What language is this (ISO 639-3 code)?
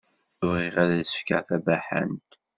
kab